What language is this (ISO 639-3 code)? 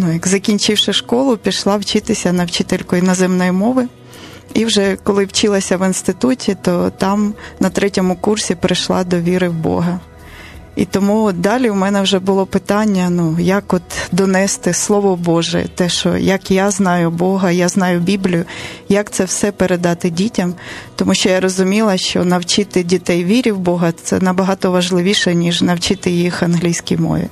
ukr